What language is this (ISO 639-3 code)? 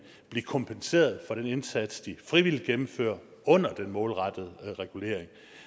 dan